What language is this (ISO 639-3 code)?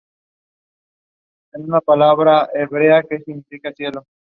spa